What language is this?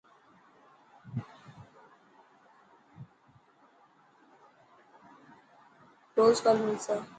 Dhatki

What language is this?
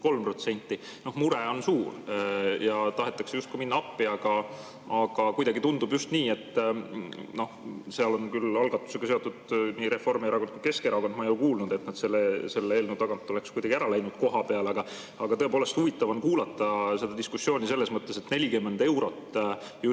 Estonian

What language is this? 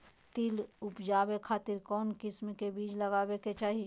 Magahi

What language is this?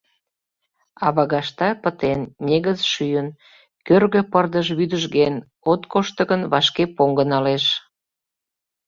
Mari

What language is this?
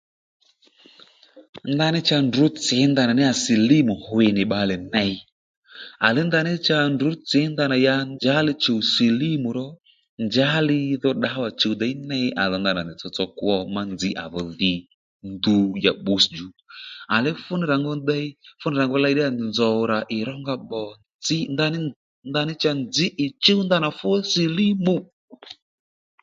Lendu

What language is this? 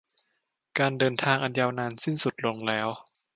Thai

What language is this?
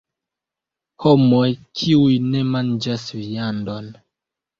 Esperanto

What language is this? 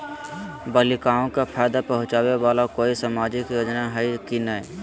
Magahi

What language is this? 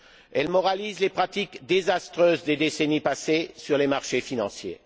French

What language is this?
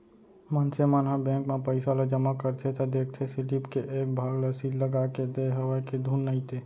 Chhattisgarhi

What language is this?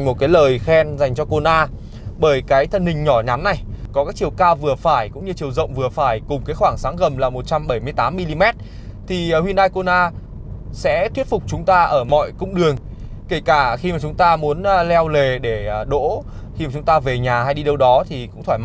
Vietnamese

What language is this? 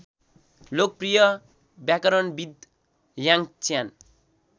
Nepali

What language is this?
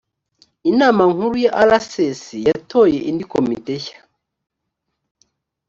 Kinyarwanda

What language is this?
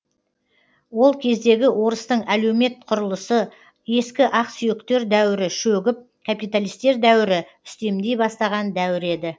Kazakh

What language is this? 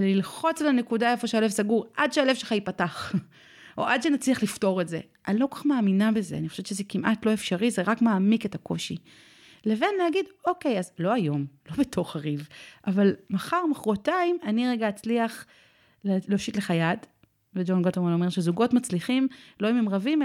Hebrew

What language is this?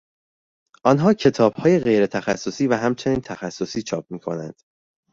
Persian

